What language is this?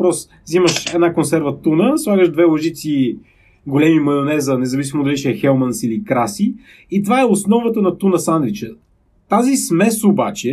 Bulgarian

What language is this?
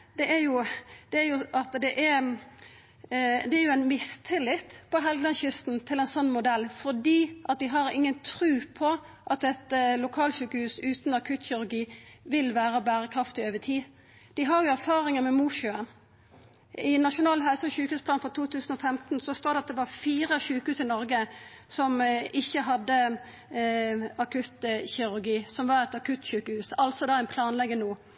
Norwegian Nynorsk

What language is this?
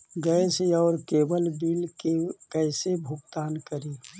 Magahi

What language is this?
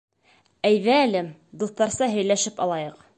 Bashkir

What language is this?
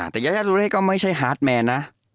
Thai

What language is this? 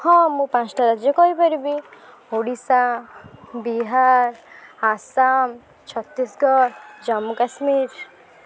Odia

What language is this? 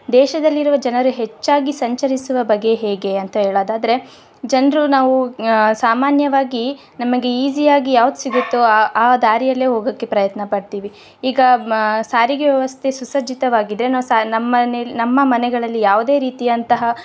Kannada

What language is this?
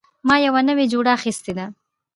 Pashto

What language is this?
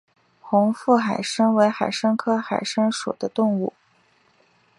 Chinese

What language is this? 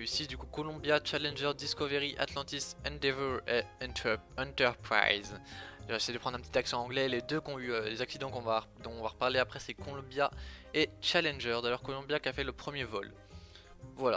French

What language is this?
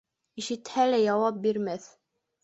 Bashkir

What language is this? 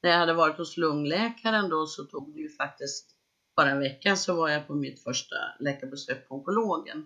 Swedish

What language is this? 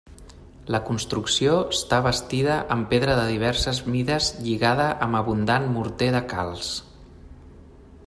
Catalan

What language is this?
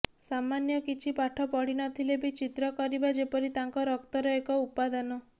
Odia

